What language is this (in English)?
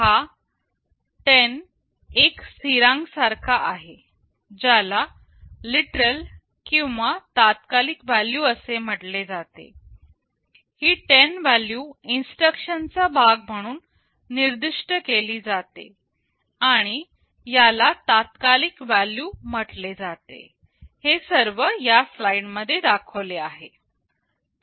Marathi